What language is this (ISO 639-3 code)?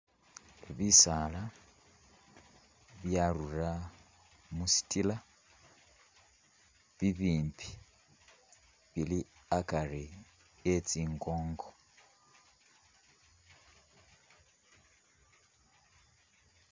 myx